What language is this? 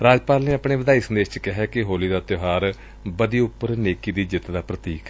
Punjabi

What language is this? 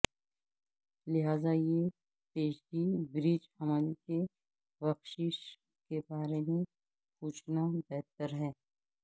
Urdu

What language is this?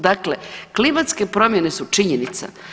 Croatian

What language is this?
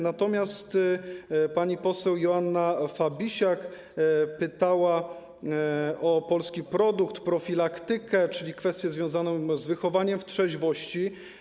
Polish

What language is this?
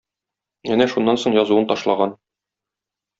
Tatar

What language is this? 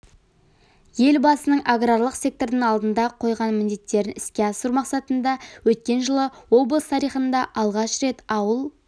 Kazakh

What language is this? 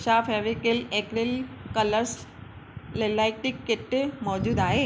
Sindhi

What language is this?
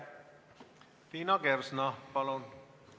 Estonian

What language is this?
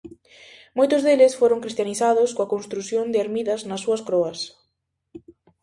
Galician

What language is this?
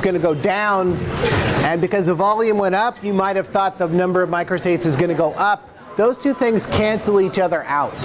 English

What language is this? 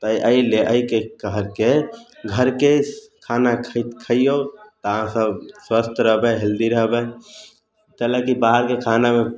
Maithili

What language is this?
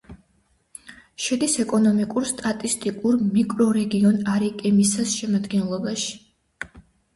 Georgian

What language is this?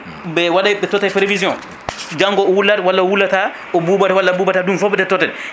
Fula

